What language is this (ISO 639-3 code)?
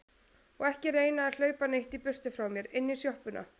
isl